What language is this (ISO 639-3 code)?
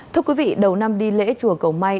vie